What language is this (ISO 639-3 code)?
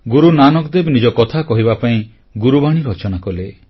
ori